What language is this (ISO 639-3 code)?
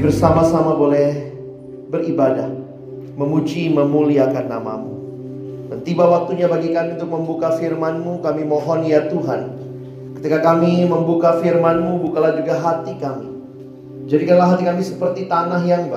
ind